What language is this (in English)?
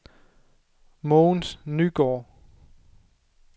Danish